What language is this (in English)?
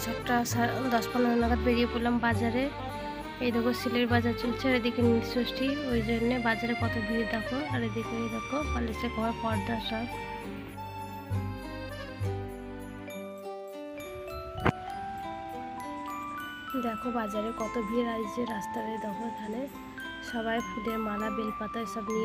Arabic